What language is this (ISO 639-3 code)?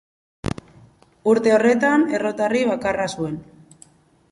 eus